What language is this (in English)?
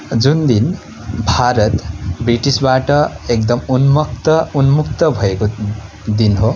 Nepali